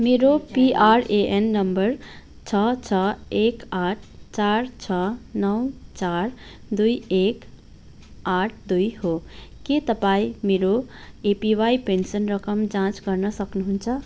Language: Nepali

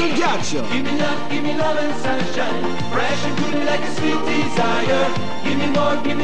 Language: Italian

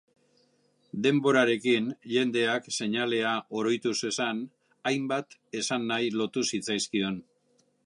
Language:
Basque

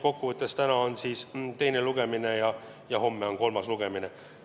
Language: Estonian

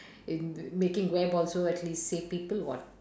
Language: English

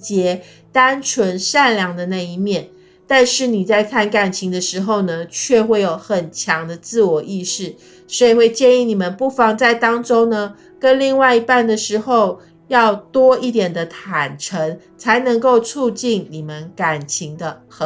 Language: Chinese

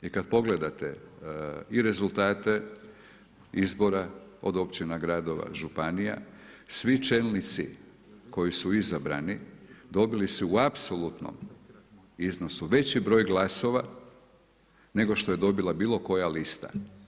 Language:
Croatian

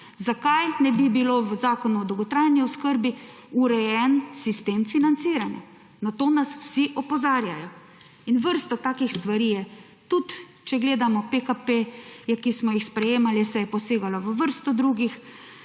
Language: Slovenian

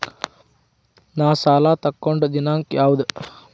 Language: Kannada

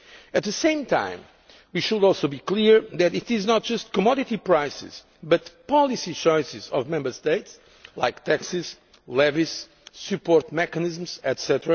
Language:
English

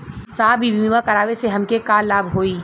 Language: Bhojpuri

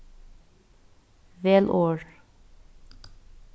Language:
Faroese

